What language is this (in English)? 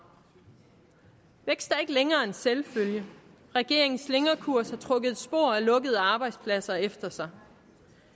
Danish